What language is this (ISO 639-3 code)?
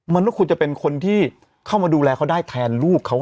tha